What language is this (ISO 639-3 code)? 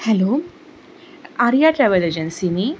kok